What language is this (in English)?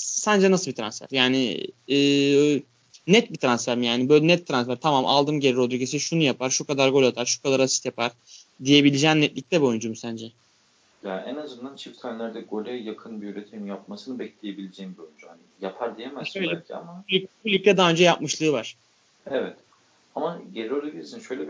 Turkish